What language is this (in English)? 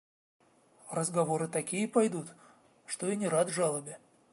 Russian